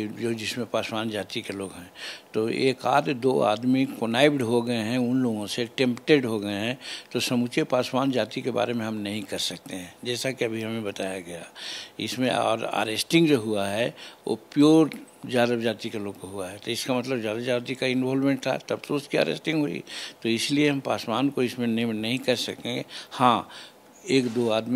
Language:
Hindi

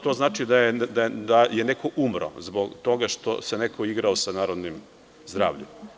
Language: Serbian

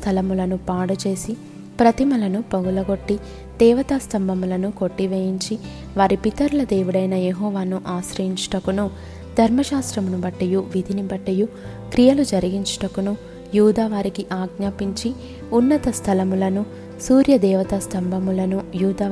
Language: Telugu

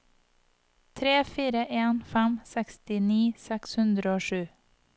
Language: Norwegian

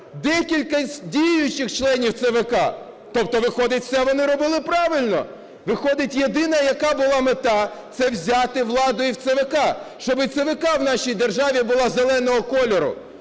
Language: Ukrainian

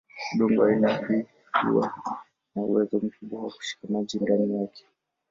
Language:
Swahili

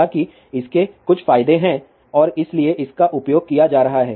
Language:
Hindi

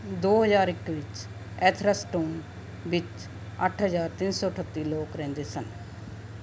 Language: Punjabi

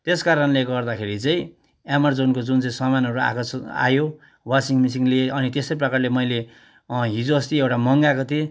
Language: Nepali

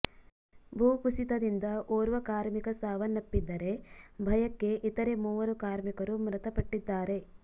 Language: Kannada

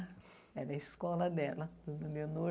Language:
Portuguese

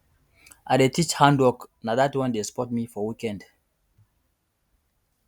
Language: Nigerian Pidgin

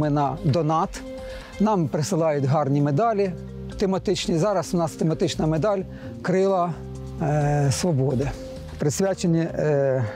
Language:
Ukrainian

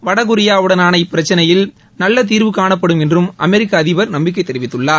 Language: Tamil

